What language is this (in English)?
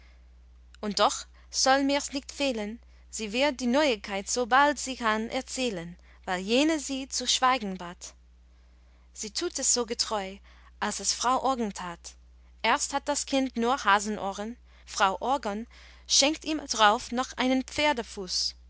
German